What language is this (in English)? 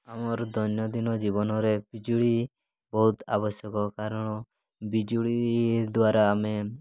Odia